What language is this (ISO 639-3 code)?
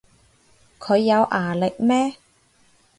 yue